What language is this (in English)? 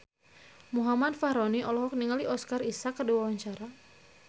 Sundanese